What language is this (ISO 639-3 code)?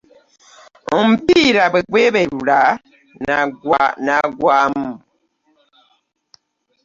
lug